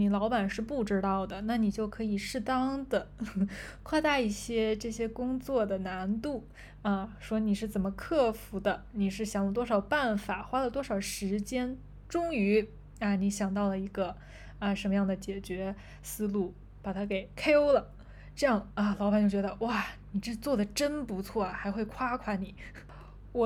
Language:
Chinese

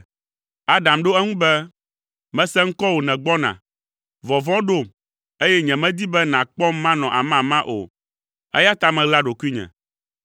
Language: Ewe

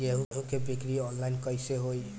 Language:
Bhojpuri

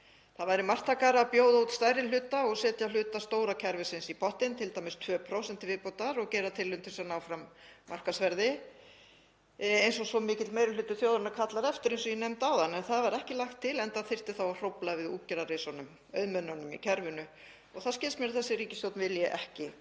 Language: Icelandic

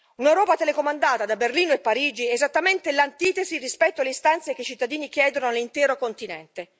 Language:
Italian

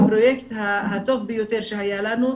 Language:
Hebrew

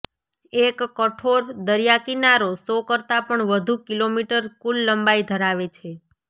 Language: Gujarati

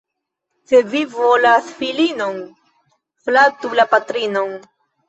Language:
Esperanto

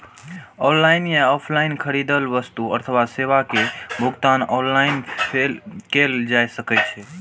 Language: Maithili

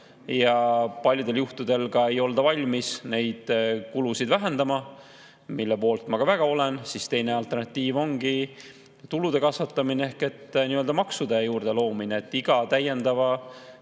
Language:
Estonian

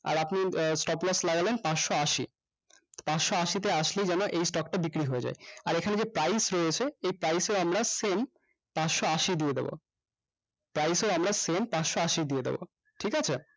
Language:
Bangla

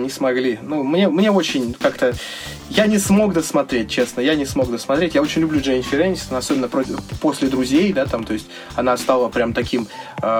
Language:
Russian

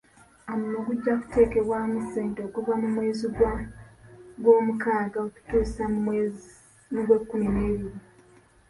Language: Ganda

